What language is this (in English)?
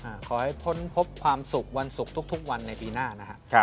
Thai